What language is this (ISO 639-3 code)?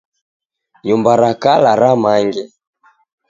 dav